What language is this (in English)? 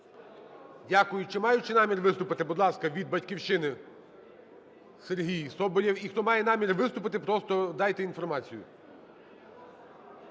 Ukrainian